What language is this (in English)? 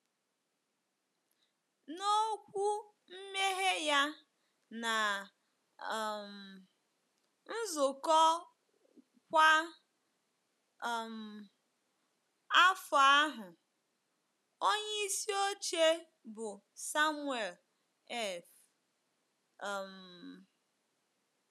Igbo